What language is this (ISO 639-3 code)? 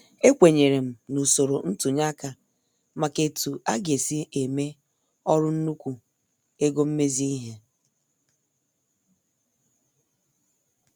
ibo